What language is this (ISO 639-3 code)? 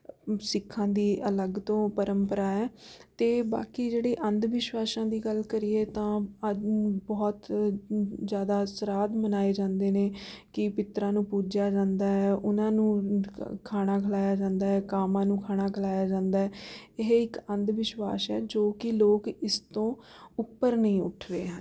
pan